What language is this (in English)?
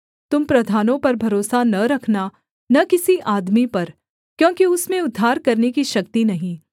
Hindi